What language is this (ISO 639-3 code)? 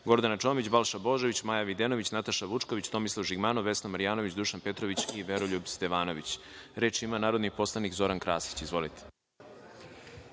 srp